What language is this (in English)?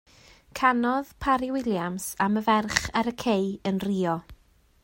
Welsh